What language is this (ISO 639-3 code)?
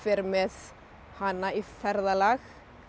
isl